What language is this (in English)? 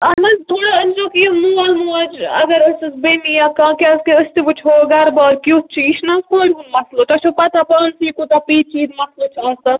Kashmiri